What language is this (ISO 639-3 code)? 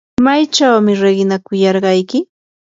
qur